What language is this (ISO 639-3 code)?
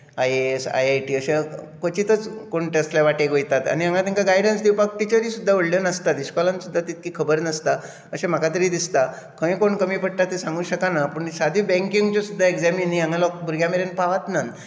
kok